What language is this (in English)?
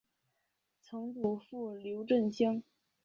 Chinese